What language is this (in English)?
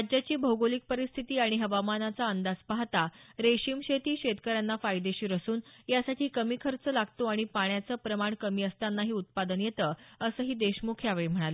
Marathi